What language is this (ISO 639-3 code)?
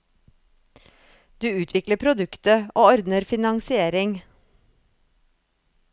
nor